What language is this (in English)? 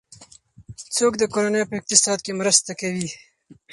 Pashto